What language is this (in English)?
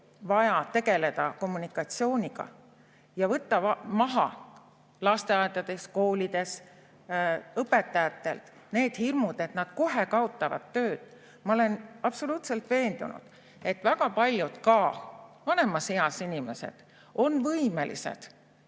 Estonian